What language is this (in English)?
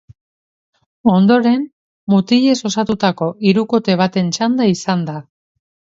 Basque